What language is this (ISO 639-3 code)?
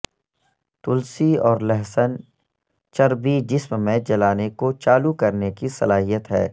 urd